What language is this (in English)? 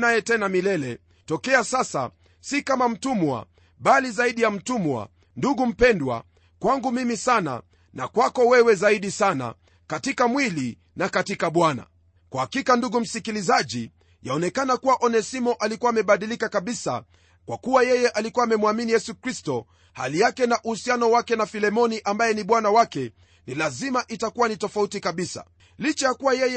Swahili